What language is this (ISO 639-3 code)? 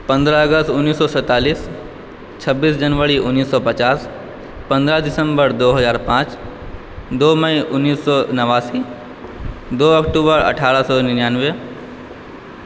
mai